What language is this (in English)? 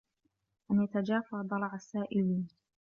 Arabic